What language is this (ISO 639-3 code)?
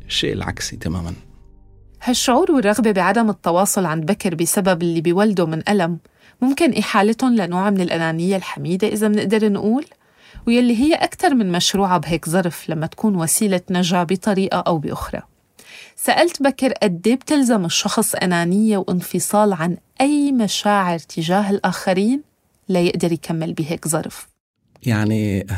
ara